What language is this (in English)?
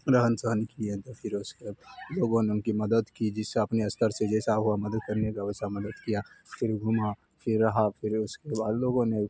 Urdu